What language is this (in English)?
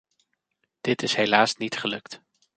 Dutch